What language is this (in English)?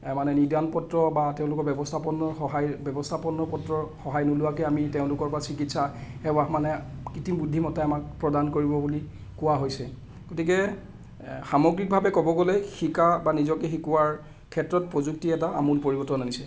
Assamese